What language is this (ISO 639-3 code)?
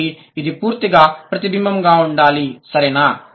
tel